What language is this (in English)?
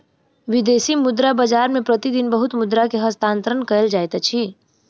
Maithili